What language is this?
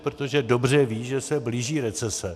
Czech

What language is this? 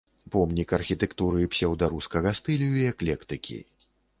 Belarusian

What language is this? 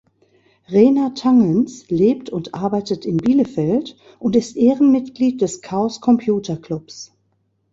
German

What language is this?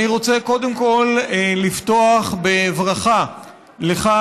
Hebrew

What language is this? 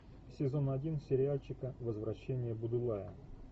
Russian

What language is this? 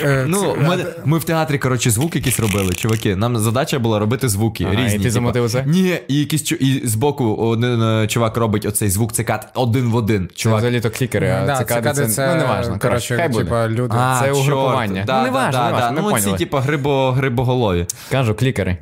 Ukrainian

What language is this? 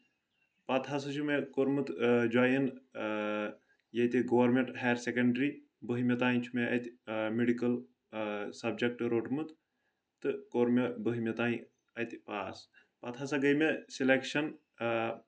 Kashmiri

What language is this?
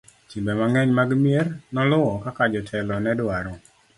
Luo (Kenya and Tanzania)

